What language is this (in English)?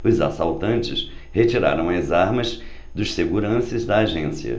Portuguese